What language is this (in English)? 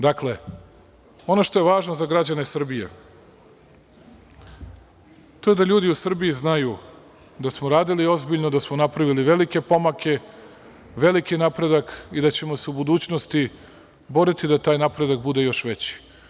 Serbian